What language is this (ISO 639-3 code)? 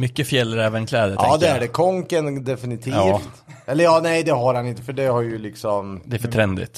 swe